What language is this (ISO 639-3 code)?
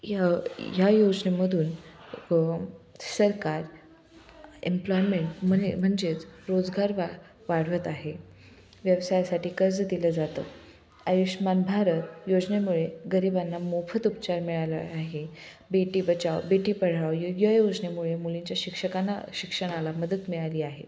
mar